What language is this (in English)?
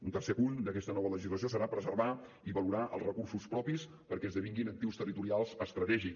Catalan